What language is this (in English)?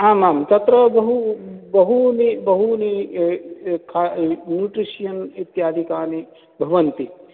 Sanskrit